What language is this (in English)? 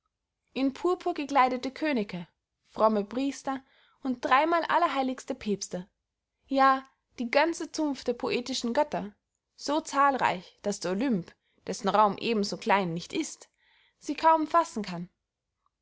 German